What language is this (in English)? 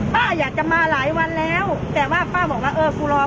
Thai